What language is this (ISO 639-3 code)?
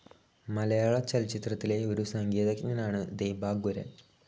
mal